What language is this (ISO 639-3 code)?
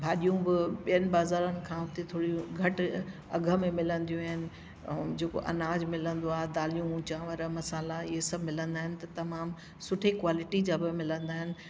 snd